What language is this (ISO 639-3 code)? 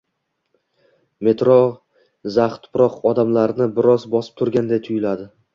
uzb